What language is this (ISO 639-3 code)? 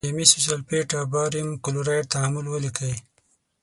pus